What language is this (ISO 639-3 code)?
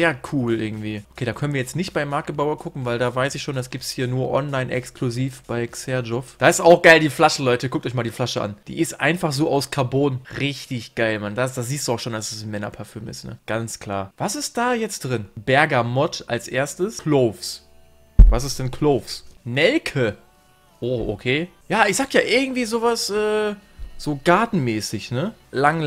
deu